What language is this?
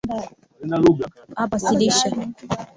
Swahili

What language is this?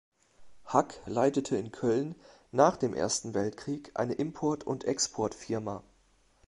German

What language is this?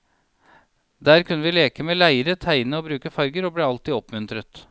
Norwegian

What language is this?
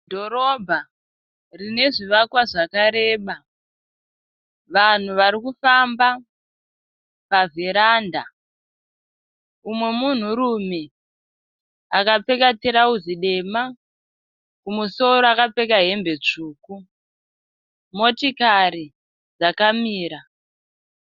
Shona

